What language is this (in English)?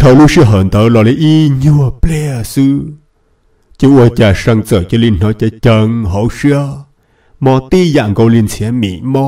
Vietnamese